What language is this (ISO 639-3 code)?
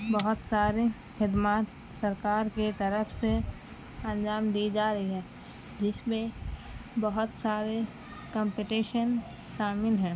urd